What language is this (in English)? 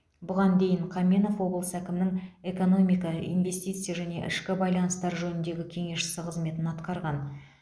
Kazakh